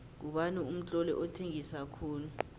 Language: South Ndebele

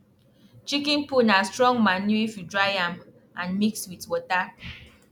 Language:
Nigerian Pidgin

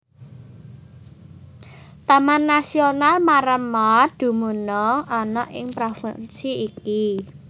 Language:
Javanese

